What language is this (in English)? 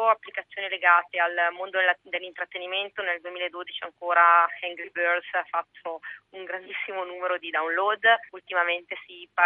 Italian